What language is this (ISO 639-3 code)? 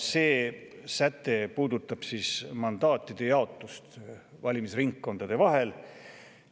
est